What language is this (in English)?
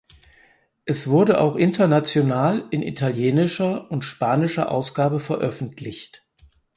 German